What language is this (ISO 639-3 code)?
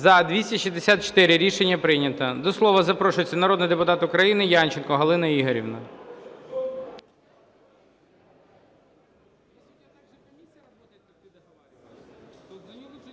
ukr